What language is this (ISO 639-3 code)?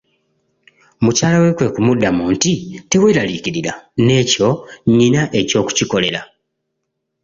lug